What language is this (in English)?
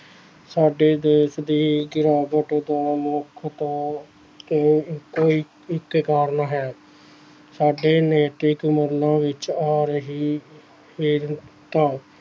Punjabi